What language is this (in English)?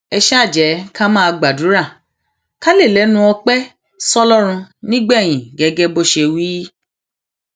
Yoruba